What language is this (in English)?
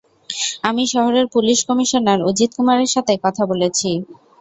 Bangla